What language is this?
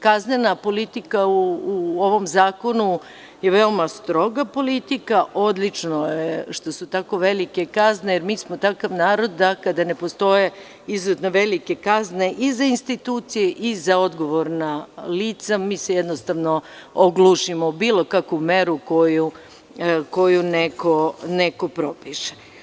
Serbian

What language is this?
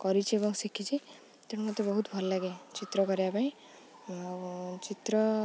Odia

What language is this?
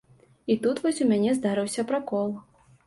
Belarusian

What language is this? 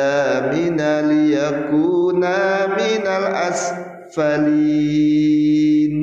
Indonesian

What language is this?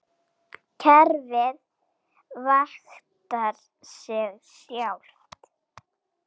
Icelandic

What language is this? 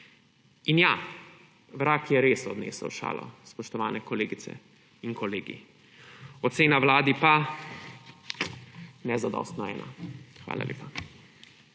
Slovenian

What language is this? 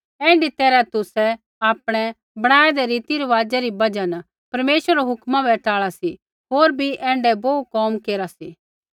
Kullu Pahari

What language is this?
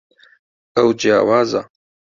Central Kurdish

